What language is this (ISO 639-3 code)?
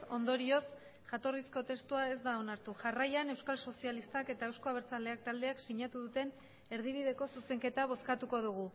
eus